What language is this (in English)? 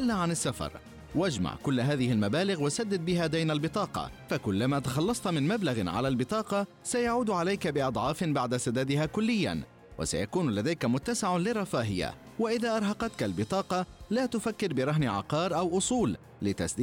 Arabic